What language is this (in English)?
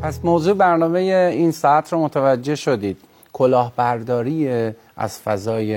Persian